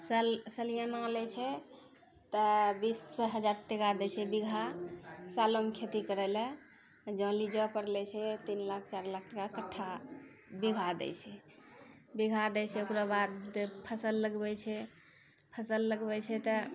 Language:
Maithili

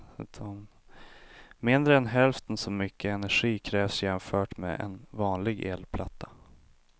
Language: Swedish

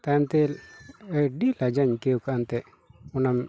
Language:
Santali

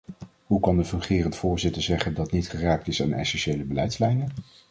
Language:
Dutch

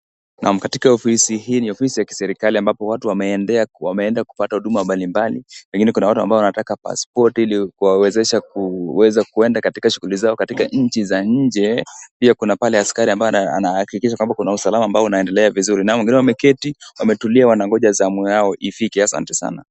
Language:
Swahili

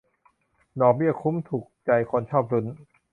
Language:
Thai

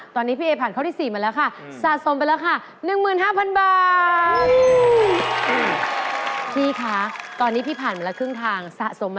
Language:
Thai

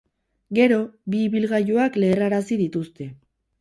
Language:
Basque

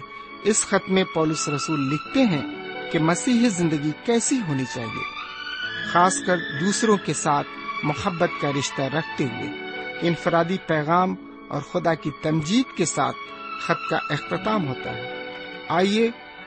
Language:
Urdu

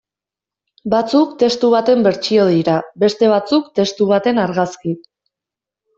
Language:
Basque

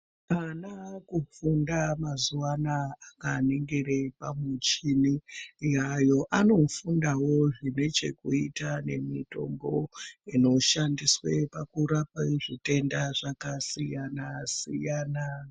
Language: Ndau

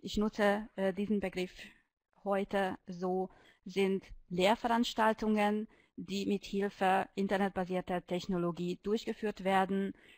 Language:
German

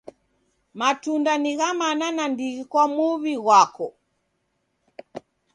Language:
Taita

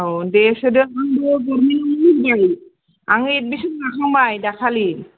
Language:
Bodo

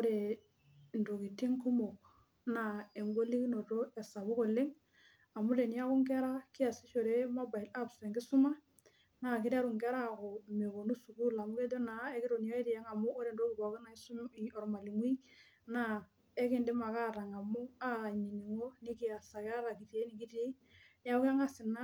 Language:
Masai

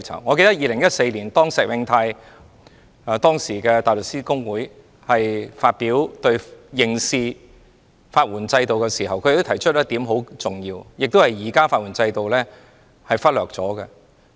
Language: Cantonese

